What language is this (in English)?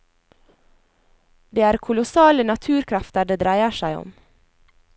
Norwegian